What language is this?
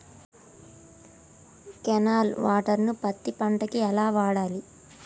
Telugu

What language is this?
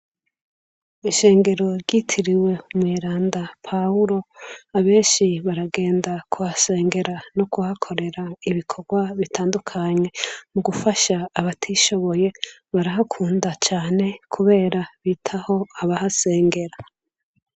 Rundi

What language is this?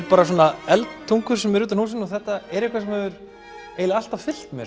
Icelandic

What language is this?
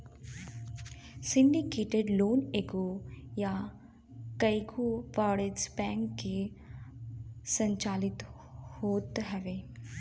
Bhojpuri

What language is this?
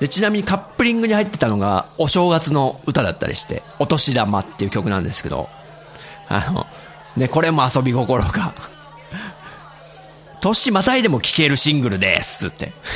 Japanese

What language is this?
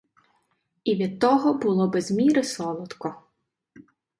Ukrainian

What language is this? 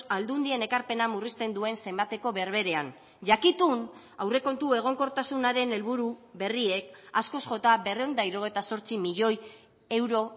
Basque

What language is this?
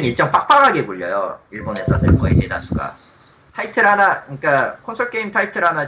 Korean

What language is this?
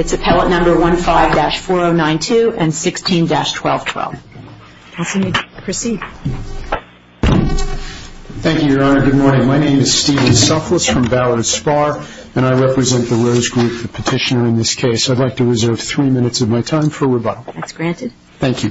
English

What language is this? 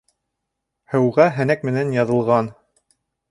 Bashkir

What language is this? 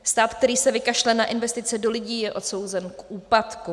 Czech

